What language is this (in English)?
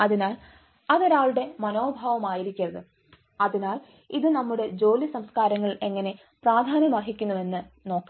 Malayalam